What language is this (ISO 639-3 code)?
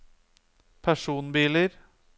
nor